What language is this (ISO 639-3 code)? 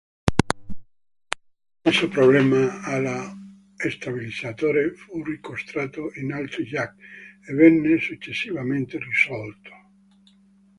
ita